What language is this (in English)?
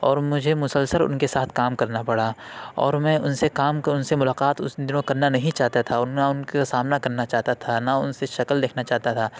Urdu